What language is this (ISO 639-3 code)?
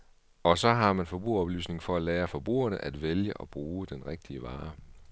dan